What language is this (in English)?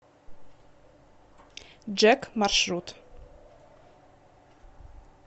Russian